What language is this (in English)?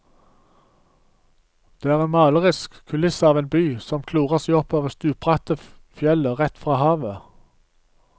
Norwegian